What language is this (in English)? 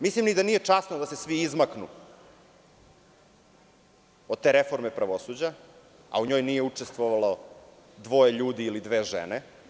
Serbian